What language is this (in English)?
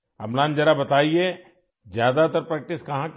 Urdu